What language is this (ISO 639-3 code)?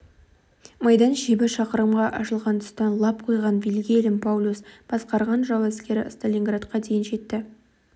kaz